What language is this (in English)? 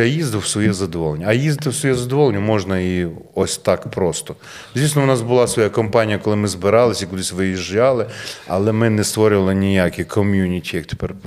Ukrainian